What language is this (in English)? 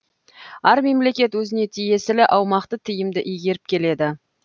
Kazakh